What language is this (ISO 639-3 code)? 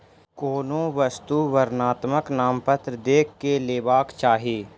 mai